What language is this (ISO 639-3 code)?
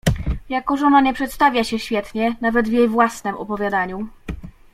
pol